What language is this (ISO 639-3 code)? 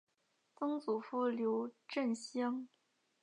zho